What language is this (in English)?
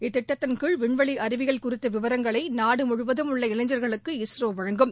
Tamil